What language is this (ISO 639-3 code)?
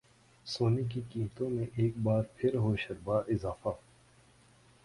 urd